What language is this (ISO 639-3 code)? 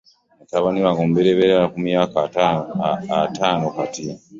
lug